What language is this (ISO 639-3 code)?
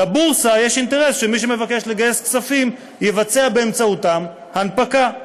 heb